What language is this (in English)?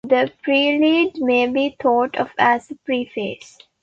English